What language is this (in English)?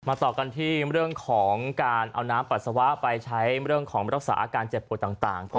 Thai